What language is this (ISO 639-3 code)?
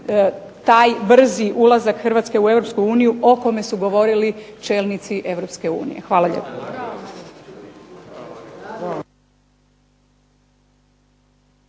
hrv